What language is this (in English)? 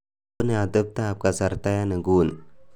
Kalenjin